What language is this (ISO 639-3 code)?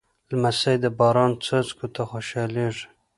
pus